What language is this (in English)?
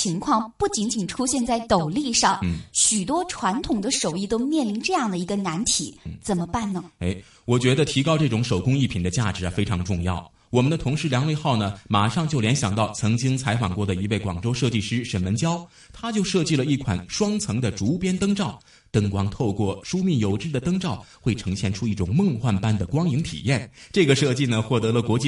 Chinese